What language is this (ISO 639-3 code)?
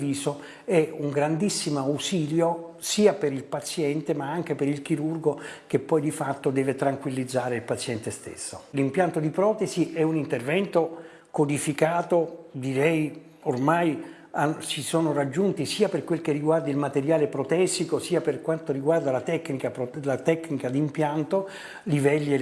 ita